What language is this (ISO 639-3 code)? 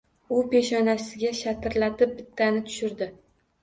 uzb